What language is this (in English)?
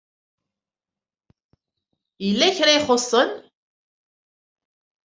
Kabyle